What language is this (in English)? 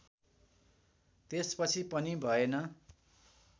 Nepali